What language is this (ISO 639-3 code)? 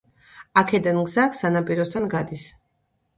kat